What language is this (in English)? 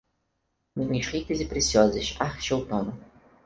Portuguese